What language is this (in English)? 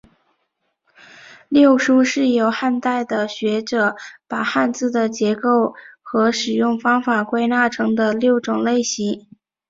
Chinese